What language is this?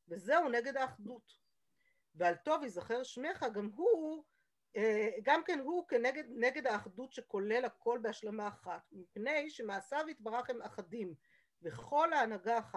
Hebrew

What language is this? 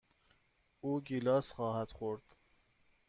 Persian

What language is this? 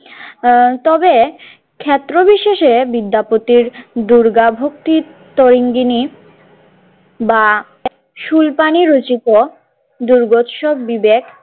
Bangla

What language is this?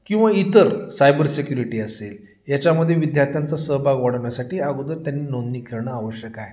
Marathi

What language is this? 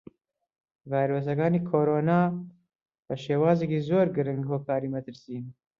Central Kurdish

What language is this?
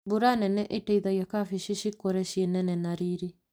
Kikuyu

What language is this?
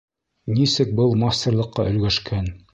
Bashkir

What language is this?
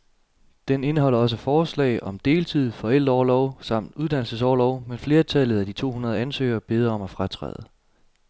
Danish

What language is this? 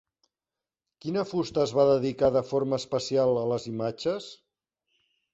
Catalan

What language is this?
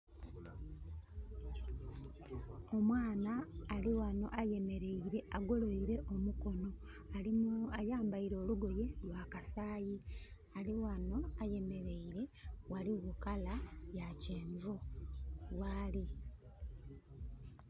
Soga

